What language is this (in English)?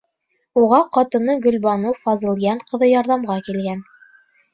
Bashkir